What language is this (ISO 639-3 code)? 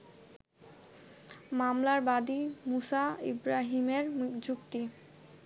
ben